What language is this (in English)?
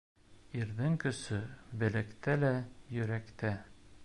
Bashkir